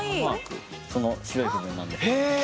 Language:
Japanese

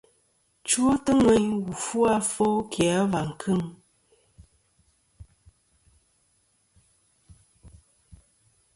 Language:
Kom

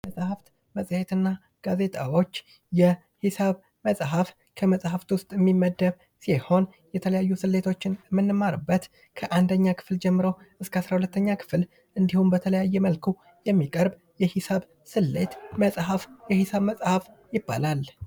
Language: Amharic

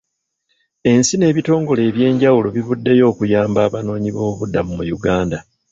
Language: Ganda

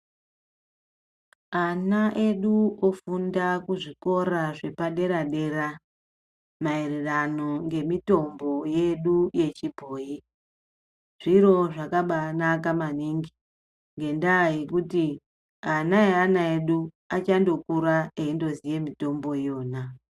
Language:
Ndau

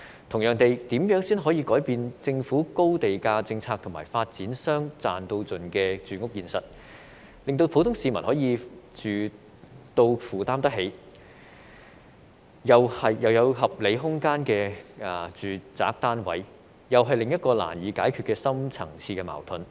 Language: Cantonese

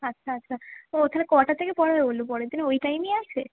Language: Bangla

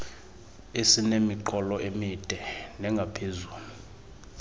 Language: Xhosa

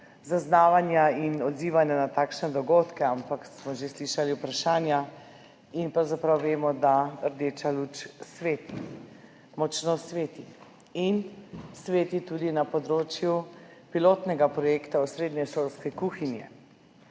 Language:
Slovenian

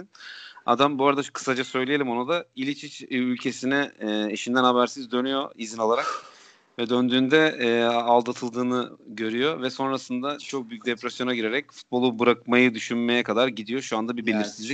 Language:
Turkish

